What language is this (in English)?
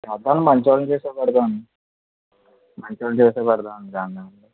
Telugu